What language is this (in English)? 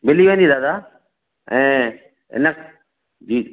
Sindhi